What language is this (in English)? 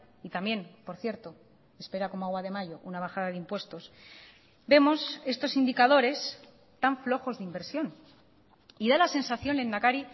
Spanish